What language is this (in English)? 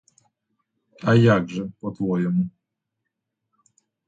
Ukrainian